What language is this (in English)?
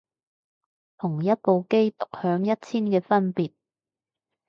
Cantonese